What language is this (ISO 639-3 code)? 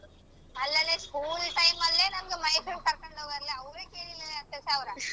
kan